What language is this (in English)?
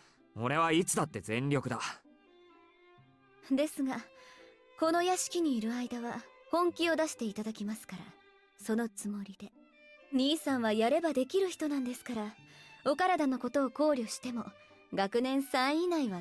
Japanese